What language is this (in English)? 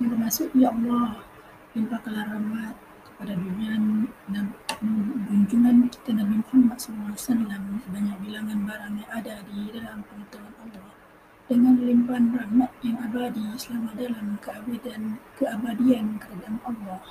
Malay